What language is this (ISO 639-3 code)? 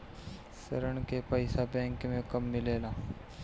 bho